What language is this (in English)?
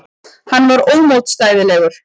Icelandic